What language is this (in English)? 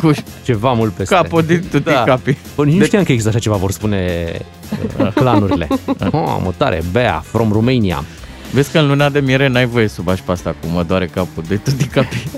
Romanian